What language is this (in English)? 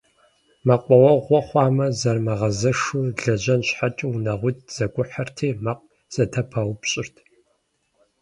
Kabardian